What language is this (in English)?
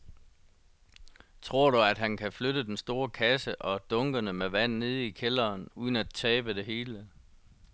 Danish